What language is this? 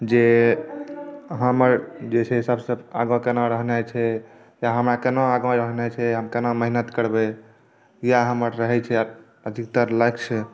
Maithili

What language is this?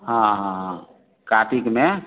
Maithili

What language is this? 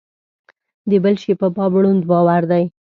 Pashto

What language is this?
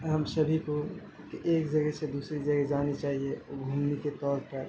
Urdu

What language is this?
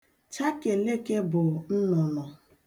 Igbo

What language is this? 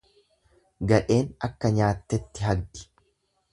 Oromo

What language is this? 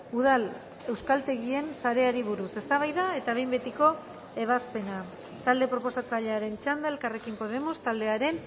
Basque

